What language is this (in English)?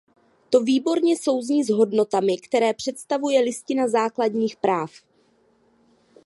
Czech